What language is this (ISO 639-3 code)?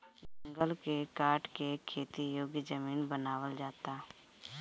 bho